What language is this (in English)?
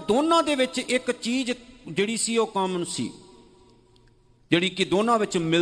Punjabi